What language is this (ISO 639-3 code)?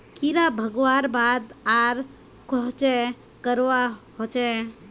mag